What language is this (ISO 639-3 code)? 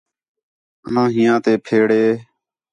xhe